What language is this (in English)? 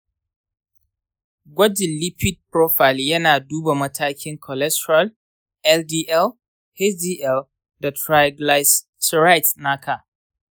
Hausa